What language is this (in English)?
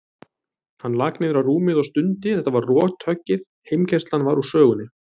Icelandic